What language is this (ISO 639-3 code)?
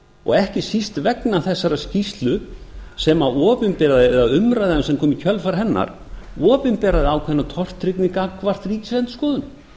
isl